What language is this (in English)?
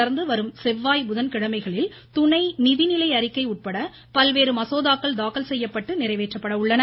Tamil